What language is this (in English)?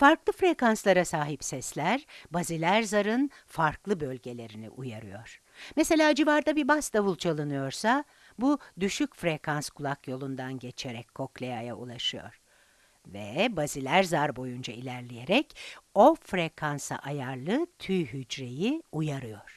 Turkish